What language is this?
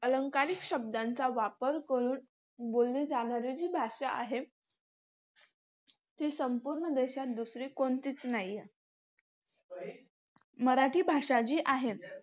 Marathi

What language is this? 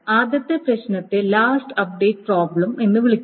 Malayalam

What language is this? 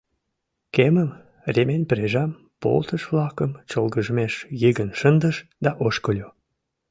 Mari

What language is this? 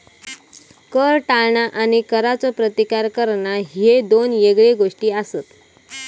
Marathi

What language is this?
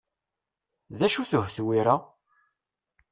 Kabyle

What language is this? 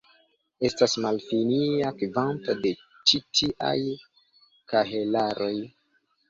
Esperanto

